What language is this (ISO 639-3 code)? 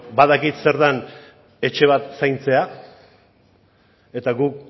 eus